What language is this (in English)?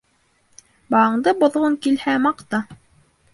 Bashkir